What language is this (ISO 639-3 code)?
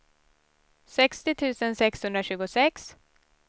swe